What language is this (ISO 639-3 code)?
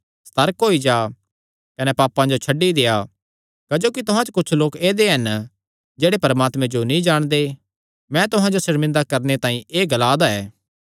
xnr